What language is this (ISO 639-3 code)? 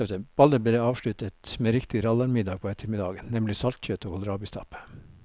nor